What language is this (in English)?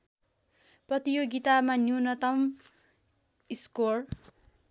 Nepali